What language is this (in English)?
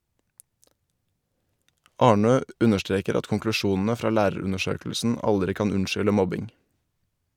Norwegian